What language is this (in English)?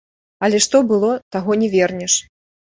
Belarusian